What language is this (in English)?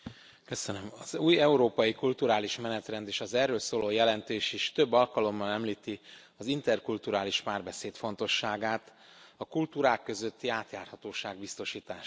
Hungarian